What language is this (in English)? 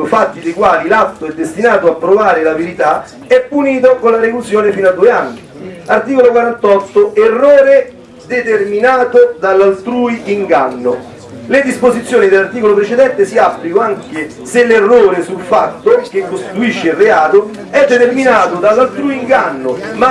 Italian